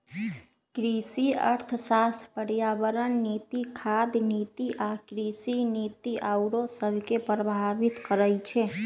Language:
Magahi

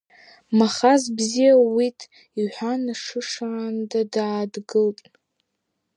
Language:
Abkhazian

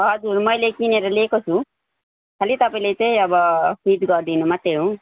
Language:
Nepali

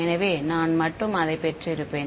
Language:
Tamil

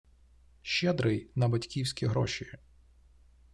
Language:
Ukrainian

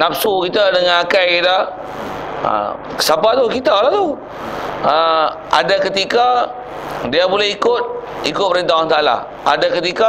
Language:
Malay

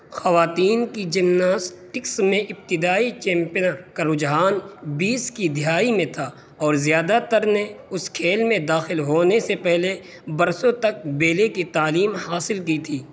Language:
Urdu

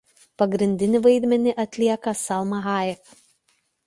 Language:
Lithuanian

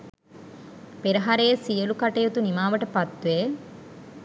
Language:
Sinhala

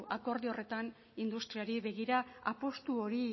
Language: Basque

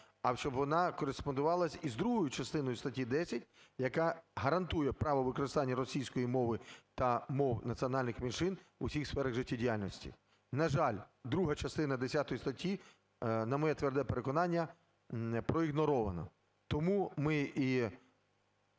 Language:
Ukrainian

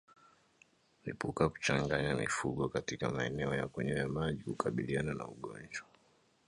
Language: Swahili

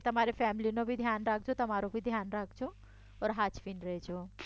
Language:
Gujarati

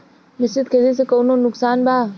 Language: Bhojpuri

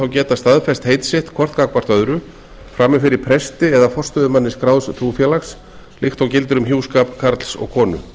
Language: Icelandic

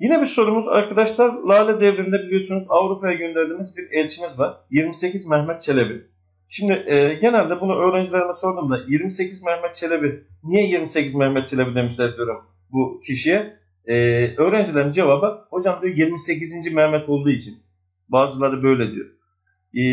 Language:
Turkish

